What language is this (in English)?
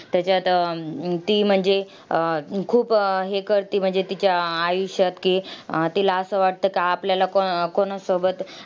Marathi